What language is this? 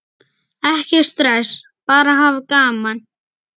Icelandic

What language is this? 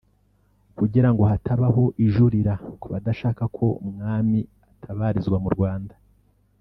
Kinyarwanda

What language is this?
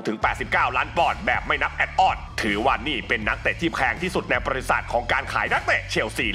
Thai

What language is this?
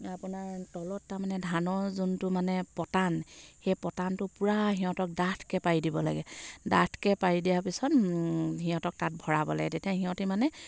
Assamese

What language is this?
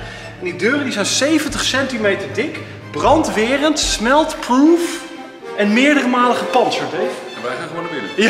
Dutch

